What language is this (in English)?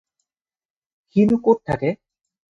Assamese